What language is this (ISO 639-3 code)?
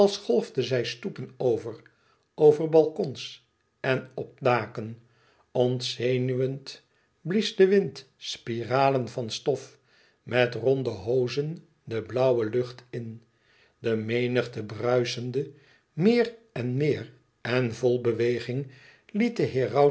nld